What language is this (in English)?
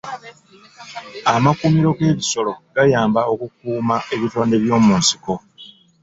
Ganda